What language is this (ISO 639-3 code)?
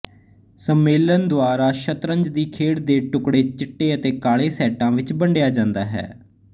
pan